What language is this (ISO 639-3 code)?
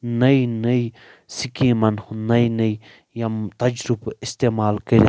kas